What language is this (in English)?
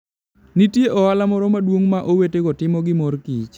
Luo (Kenya and Tanzania)